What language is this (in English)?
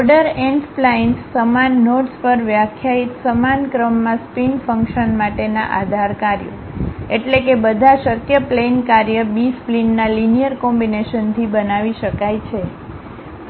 Gujarati